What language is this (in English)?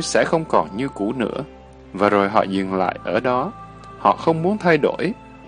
Vietnamese